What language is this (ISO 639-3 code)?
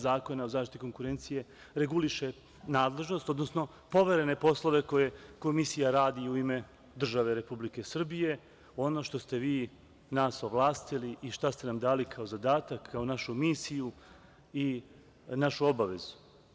srp